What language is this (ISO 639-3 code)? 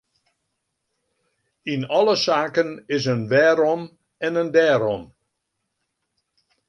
fry